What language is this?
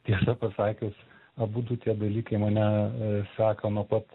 Lithuanian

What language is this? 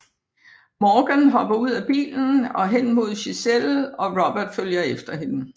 Danish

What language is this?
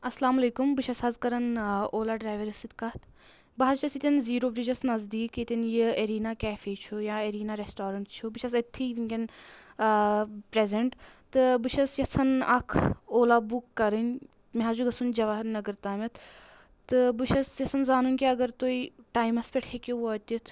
Kashmiri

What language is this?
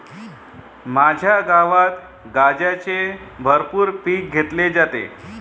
Marathi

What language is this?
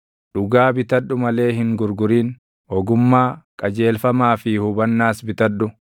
Oromo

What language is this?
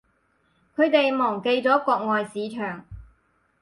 Cantonese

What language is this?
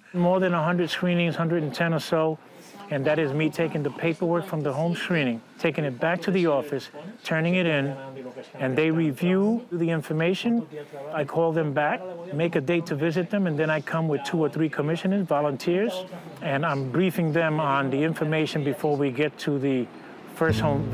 English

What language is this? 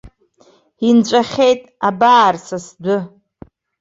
Abkhazian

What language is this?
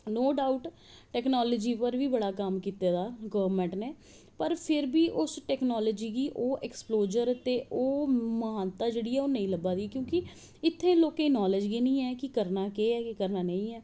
Dogri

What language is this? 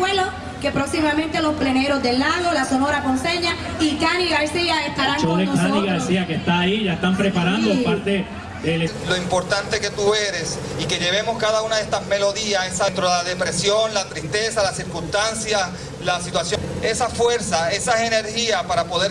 Spanish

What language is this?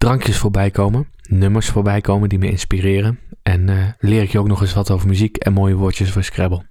Dutch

